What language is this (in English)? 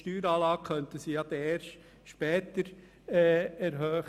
Swiss German